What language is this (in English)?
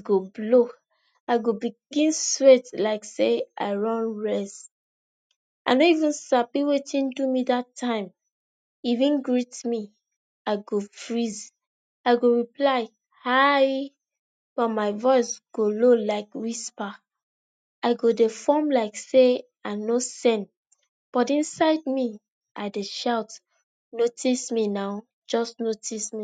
Nigerian Pidgin